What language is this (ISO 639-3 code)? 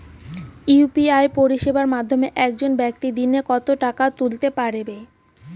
ben